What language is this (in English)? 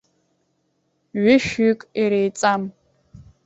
Abkhazian